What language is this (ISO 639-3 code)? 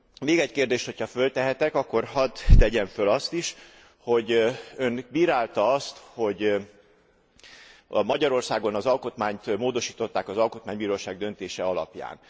hun